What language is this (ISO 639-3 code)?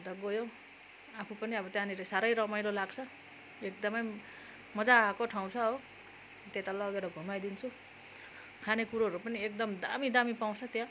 nep